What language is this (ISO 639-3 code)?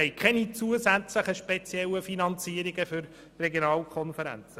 gsw